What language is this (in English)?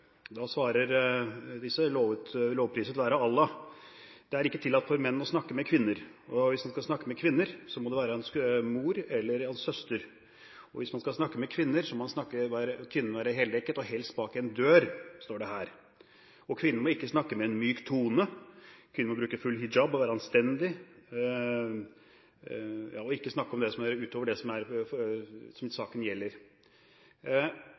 Norwegian Bokmål